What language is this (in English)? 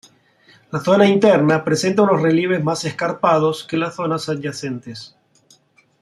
Spanish